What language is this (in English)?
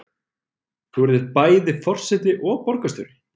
Icelandic